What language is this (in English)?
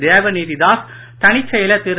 Tamil